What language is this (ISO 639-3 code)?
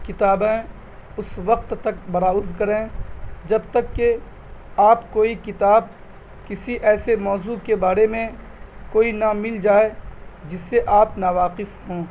urd